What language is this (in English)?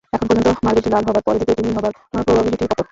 Bangla